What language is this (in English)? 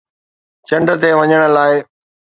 Sindhi